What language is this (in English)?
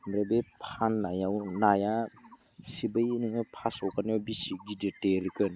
Bodo